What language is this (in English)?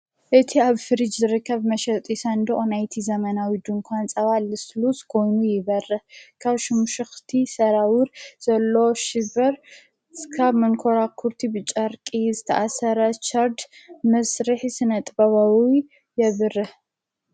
Tigrinya